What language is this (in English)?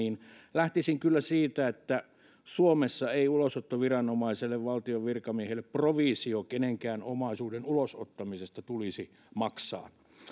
Finnish